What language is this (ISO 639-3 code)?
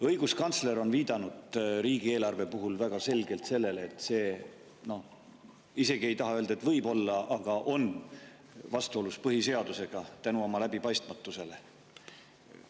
est